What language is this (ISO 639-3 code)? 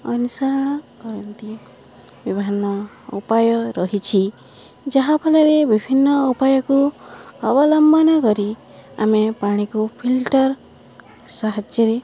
ori